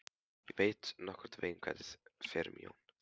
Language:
Icelandic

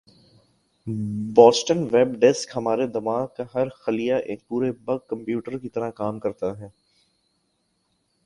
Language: Urdu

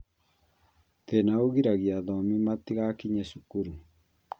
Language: Kikuyu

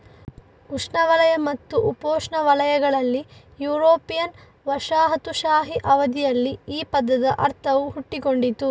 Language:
Kannada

